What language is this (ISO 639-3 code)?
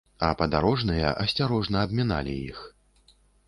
bel